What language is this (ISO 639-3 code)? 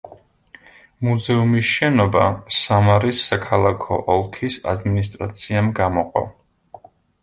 kat